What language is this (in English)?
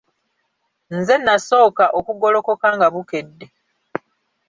Ganda